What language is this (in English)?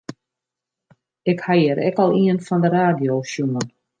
Western Frisian